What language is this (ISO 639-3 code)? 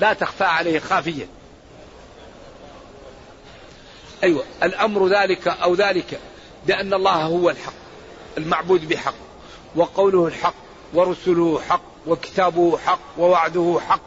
ara